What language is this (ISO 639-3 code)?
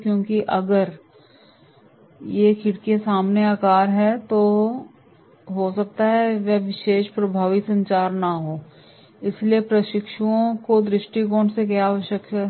hin